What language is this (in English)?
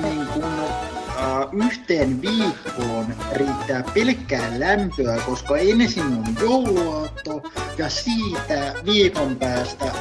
Finnish